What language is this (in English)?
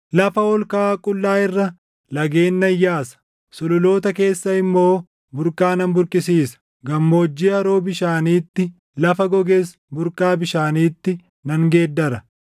Oromo